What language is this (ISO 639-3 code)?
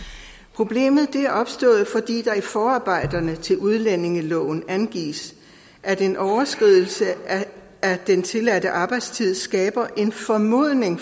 dan